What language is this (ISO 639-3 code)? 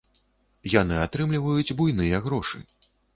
bel